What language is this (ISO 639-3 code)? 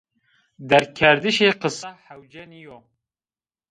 zza